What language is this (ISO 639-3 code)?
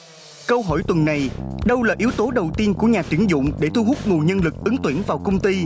vie